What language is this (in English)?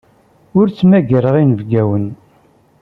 Kabyle